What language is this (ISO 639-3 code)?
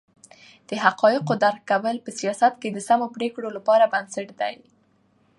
pus